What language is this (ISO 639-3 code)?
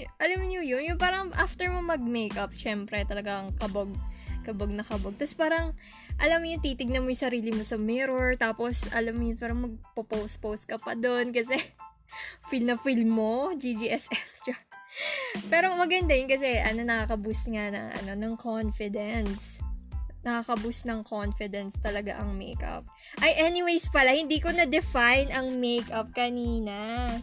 fil